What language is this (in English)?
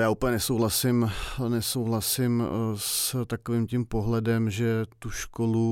Czech